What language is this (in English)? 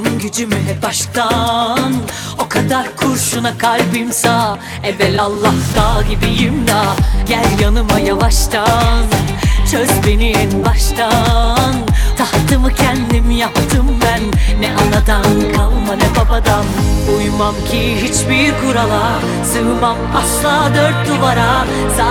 Turkish